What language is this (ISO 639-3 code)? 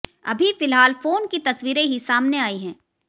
hin